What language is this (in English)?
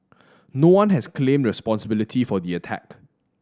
English